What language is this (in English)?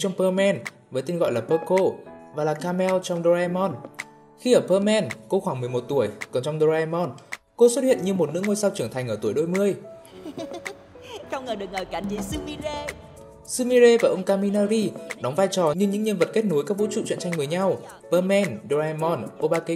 Vietnamese